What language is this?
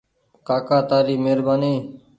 Goaria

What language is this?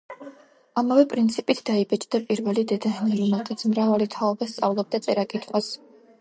Georgian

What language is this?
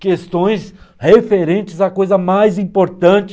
Portuguese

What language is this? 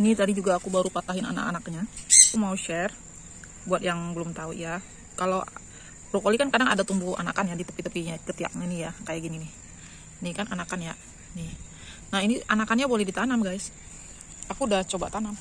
Indonesian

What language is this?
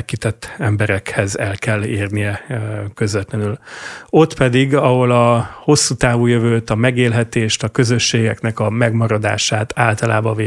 Hungarian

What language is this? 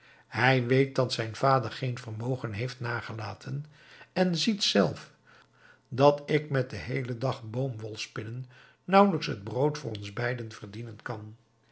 Dutch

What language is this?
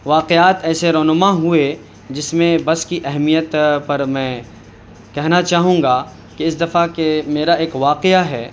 Urdu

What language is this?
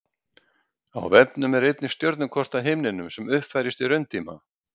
Icelandic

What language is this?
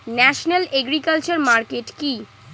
Bangla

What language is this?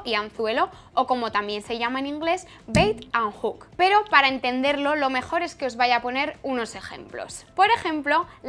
Spanish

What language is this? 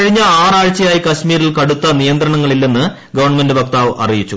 Malayalam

